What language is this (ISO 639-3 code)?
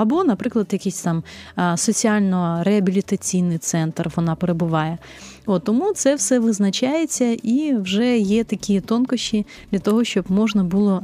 ukr